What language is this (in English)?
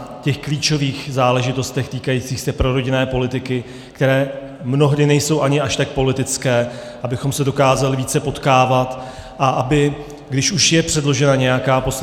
Czech